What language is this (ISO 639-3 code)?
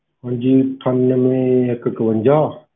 pan